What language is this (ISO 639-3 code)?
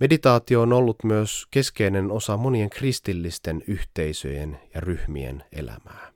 fin